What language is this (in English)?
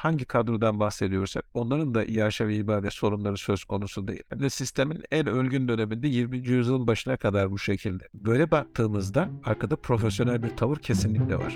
Turkish